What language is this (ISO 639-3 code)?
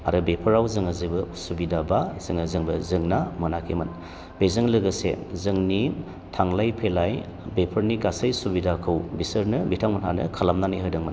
brx